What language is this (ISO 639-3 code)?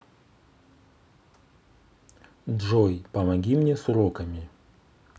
rus